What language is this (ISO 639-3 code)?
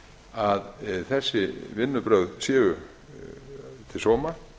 isl